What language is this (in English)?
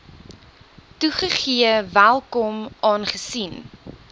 Afrikaans